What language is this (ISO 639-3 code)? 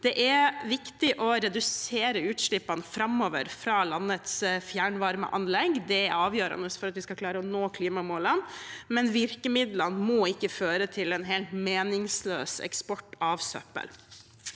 nor